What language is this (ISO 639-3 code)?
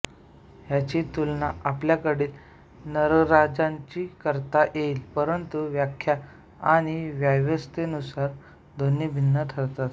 mar